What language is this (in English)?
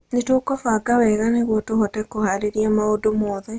Kikuyu